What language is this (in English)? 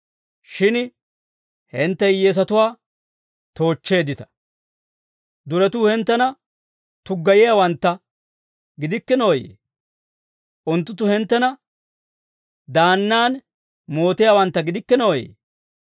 Dawro